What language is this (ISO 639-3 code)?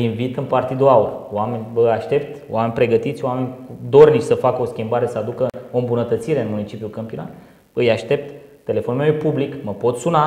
ron